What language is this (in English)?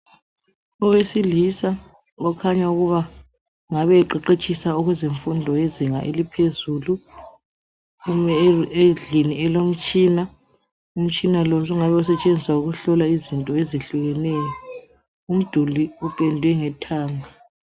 North Ndebele